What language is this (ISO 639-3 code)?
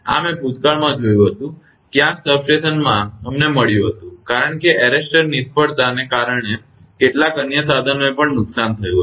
guj